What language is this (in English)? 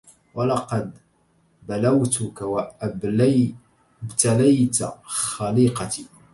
Arabic